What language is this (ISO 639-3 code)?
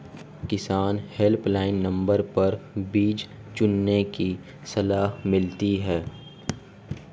hin